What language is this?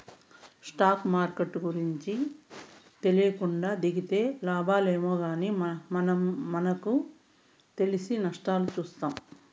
Telugu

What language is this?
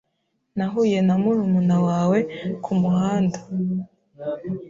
Kinyarwanda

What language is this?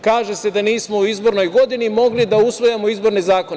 Serbian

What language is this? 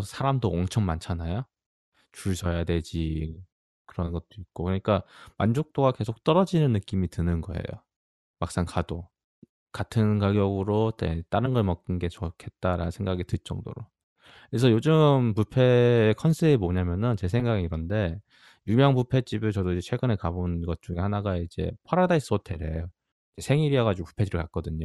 Korean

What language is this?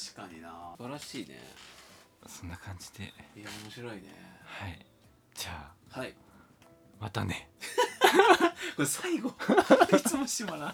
Japanese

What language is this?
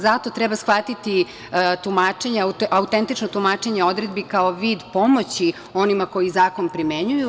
Serbian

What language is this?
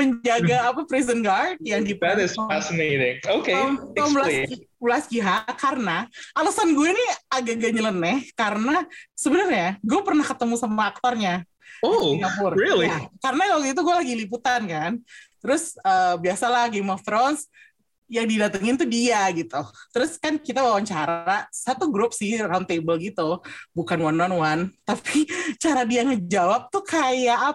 Indonesian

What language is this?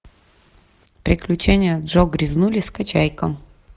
Russian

